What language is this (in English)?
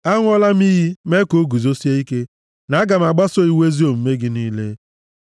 Igbo